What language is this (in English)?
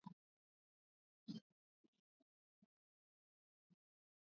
Swahili